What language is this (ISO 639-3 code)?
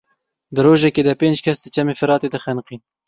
kur